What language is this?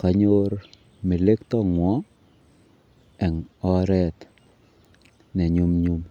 Kalenjin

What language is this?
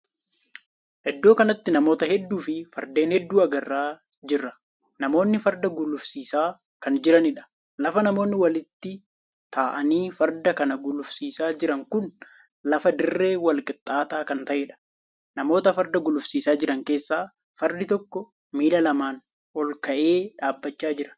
Oromo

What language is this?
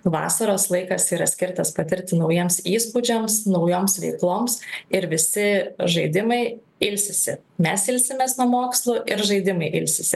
Lithuanian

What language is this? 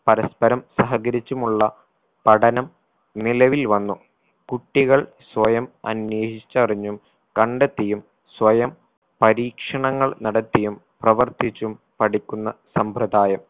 Malayalam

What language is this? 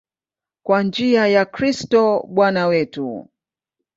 Swahili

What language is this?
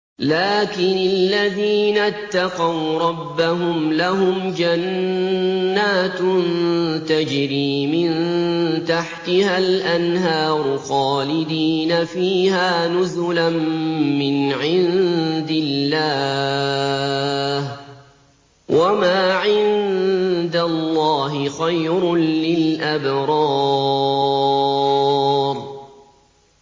Arabic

